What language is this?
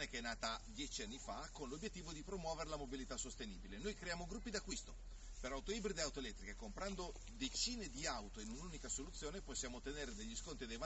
Italian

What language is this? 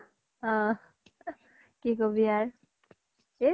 Assamese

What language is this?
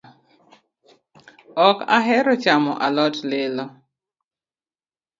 Luo (Kenya and Tanzania)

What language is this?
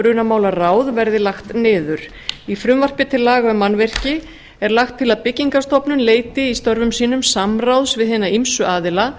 Icelandic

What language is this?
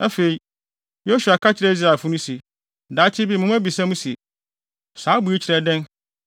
Akan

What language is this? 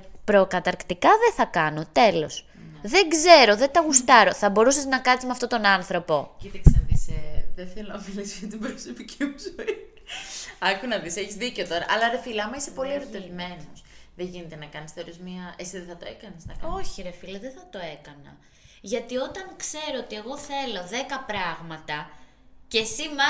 Greek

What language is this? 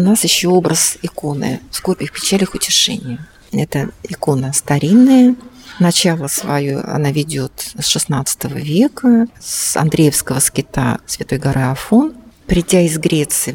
Russian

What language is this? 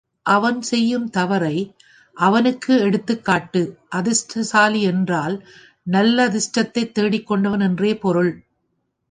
Tamil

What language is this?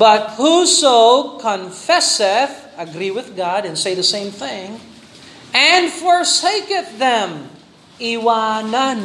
Filipino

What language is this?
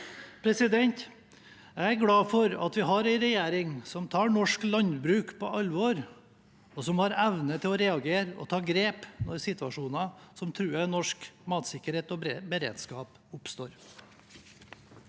Norwegian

